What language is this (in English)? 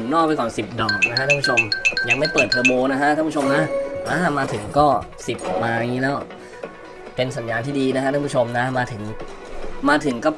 Thai